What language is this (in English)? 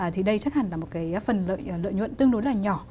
Vietnamese